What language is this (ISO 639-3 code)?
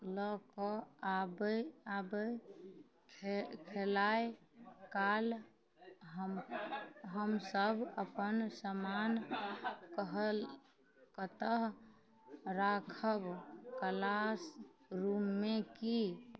mai